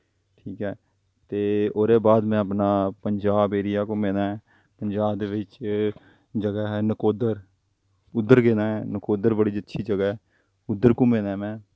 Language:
Dogri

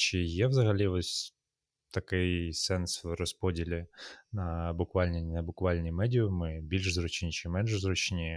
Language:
Ukrainian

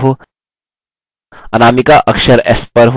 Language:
Hindi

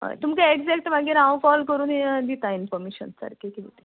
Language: Konkani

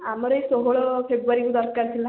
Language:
Odia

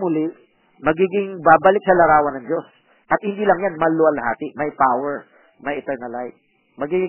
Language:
Filipino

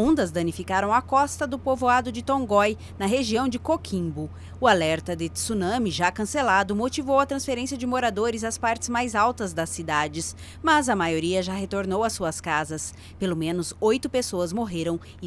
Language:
Portuguese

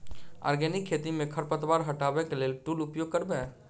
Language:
Maithili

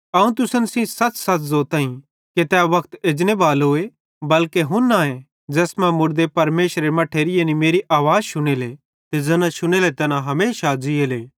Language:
Bhadrawahi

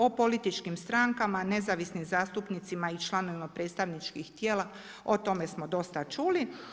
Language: Croatian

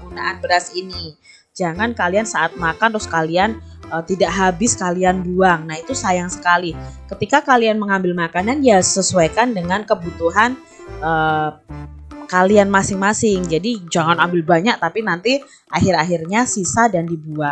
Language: Indonesian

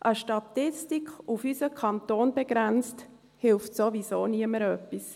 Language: Swiss German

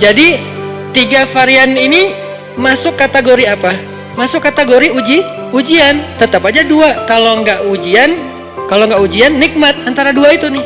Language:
Indonesian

